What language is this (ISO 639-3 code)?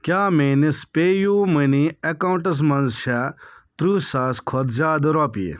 kas